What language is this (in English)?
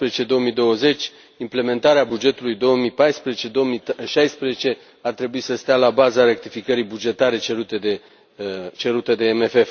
Romanian